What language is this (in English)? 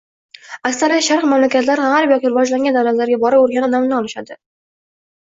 Uzbek